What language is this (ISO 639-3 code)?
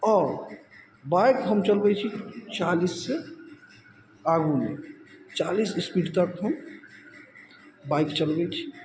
mai